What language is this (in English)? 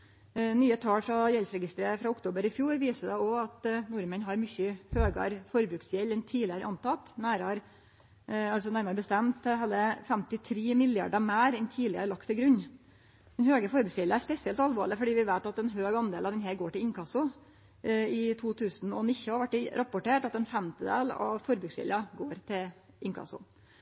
Norwegian Nynorsk